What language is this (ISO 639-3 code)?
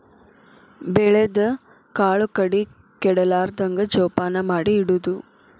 kan